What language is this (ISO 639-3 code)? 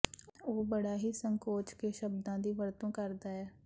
pan